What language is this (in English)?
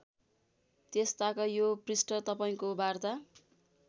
Nepali